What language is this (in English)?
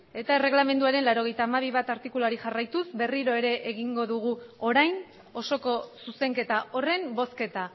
Basque